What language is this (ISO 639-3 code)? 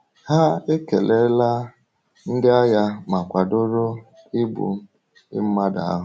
ibo